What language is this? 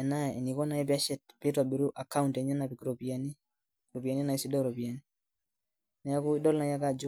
Masai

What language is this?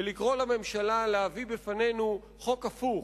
Hebrew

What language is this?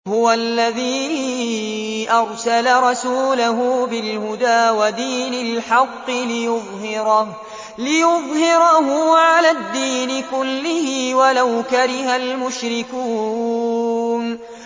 Arabic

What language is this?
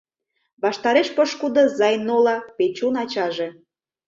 Mari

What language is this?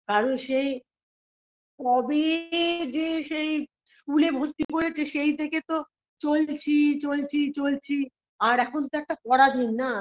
Bangla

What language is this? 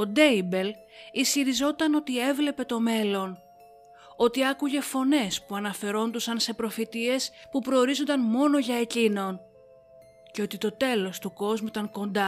Greek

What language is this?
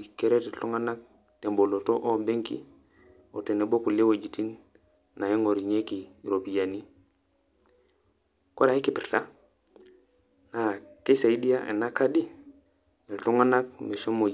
Masai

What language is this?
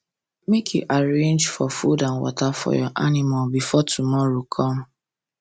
Nigerian Pidgin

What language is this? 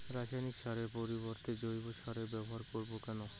Bangla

